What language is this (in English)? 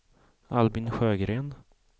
Swedish